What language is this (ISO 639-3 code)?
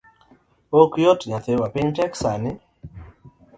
luo